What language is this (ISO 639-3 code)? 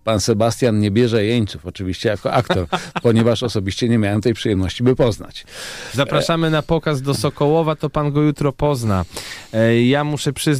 pol